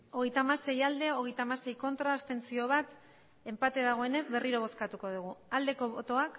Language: Basque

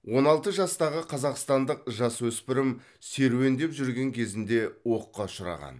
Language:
Kazakh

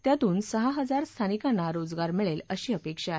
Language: Marathi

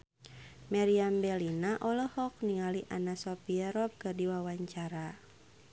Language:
Sundanese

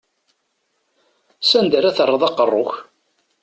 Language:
Kabyle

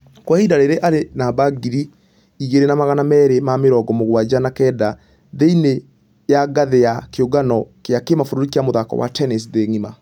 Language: Kikuyu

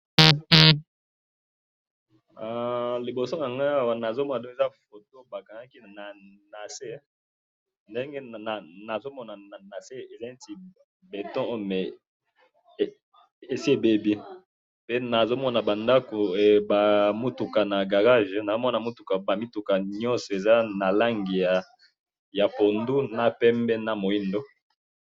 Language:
Lingala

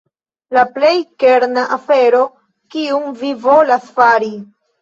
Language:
Esperanto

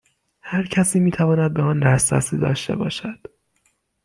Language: Persian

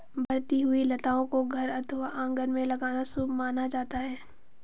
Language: Hindi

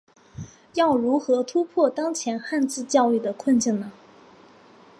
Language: Chinese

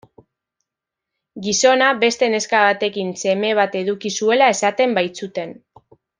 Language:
Basque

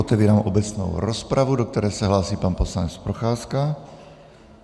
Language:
Czech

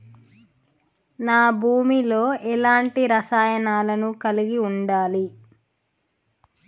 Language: Telugu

